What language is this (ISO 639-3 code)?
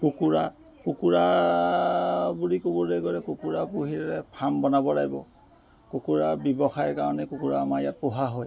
asm